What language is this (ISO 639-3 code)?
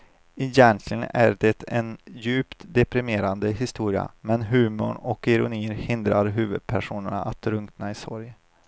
swe